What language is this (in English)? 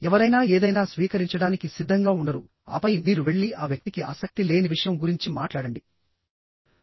Telugu